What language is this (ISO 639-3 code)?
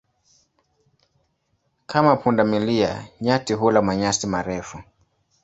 swa